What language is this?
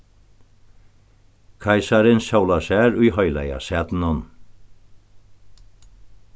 Faroese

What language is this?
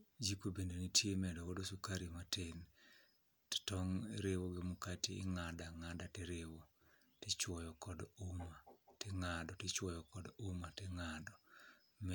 Luo (Kenya and Tanzania)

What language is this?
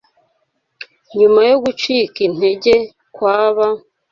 Kinyarwanda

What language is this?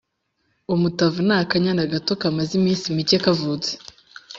Kinyarwanda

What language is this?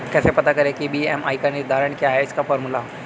Hindi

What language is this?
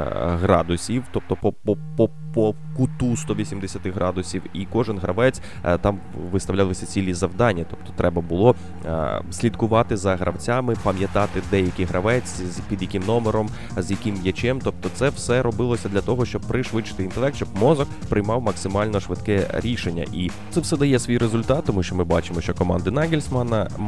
Ukrainian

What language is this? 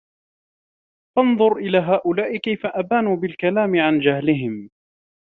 Arabic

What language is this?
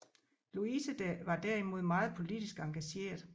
Danish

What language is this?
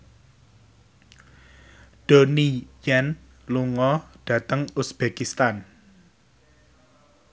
Javanese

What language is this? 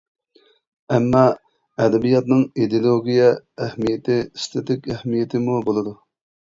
Uyghur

